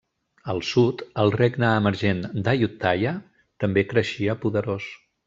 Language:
Catalan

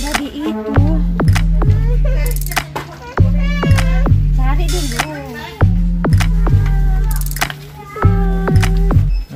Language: Polish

